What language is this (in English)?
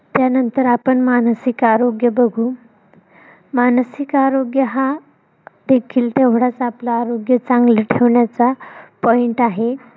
Marathi